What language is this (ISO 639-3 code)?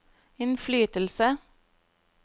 nor